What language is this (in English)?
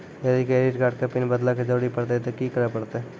Maithili